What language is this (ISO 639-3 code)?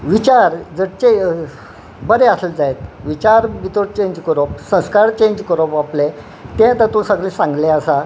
kok